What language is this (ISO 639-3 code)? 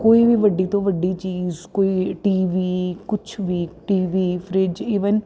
pan